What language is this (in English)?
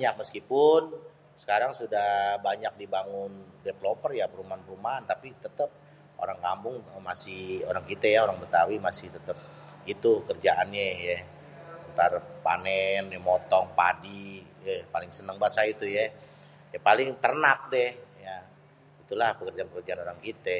Betawi